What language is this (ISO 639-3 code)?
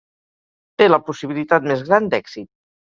cat